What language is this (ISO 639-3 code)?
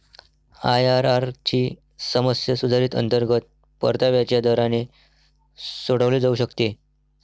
mar